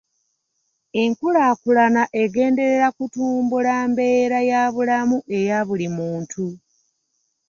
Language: Ganda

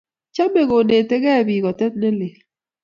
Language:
Kalenjin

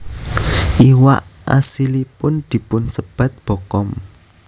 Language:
Javanese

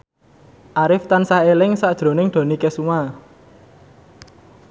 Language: Javanese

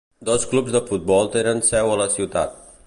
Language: Catalan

